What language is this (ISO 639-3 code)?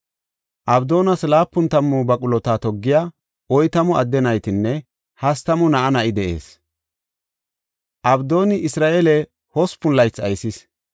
gof